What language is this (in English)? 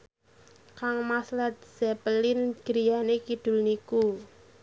Javanese